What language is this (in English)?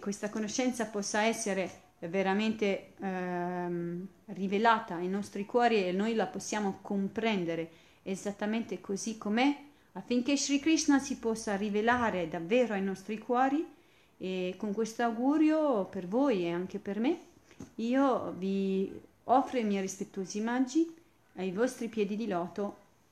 Italian